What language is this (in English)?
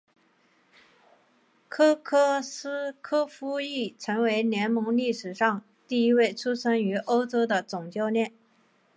Chinese